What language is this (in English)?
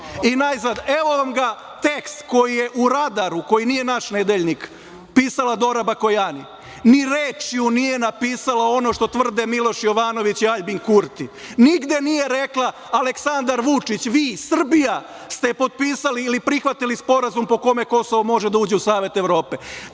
Serbian